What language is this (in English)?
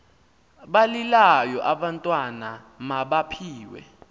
Xhosa